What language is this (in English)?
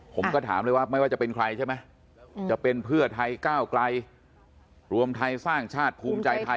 Thai